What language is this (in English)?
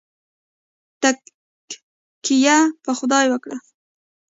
Pashto